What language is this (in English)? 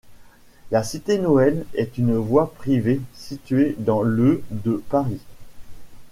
French